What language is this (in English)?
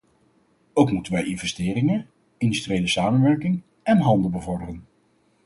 Dutch